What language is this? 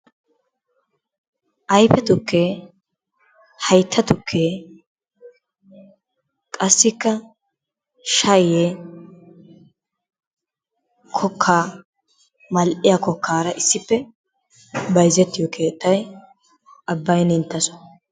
Wolaytta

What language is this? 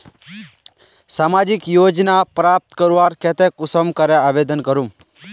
Magahi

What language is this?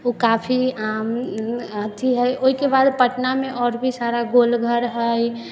Maithili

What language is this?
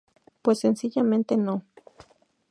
Spanish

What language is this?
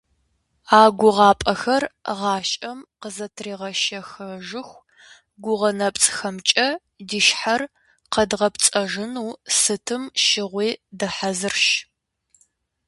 Kabardian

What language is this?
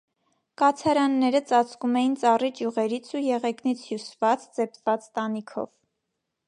Armenian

